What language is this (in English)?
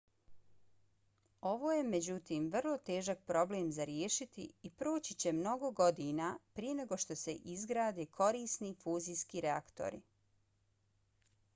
Bosnian